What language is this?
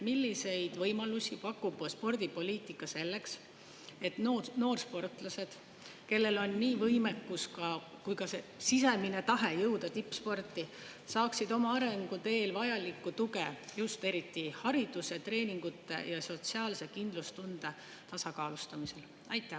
Estonian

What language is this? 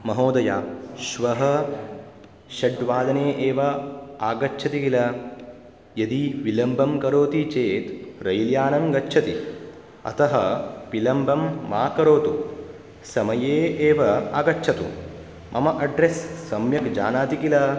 Sanskrit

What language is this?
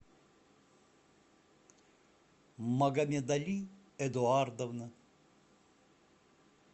Russian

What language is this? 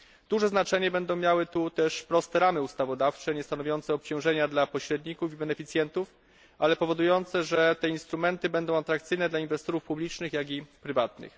Polish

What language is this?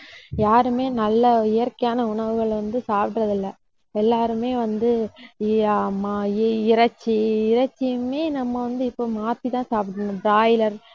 Tamil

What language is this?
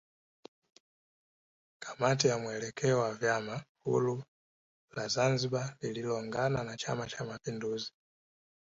Swahili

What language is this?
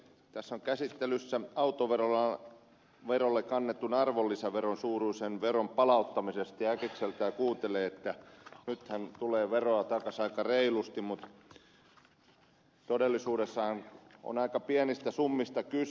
Finnish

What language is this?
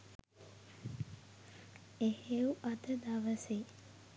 Sinhala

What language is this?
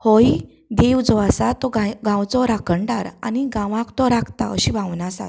Konkani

